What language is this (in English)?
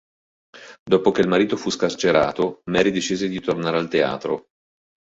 Italian